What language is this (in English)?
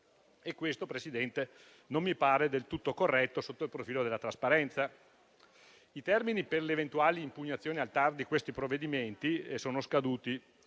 Italian